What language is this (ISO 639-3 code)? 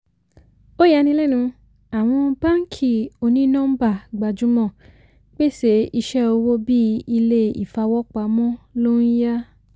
yor